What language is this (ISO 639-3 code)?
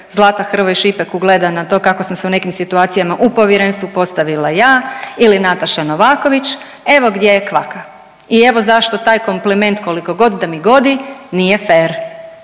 hrv